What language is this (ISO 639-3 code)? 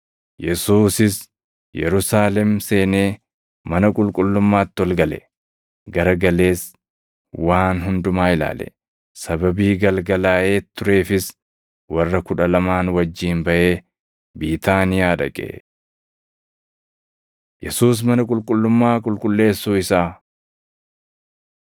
orm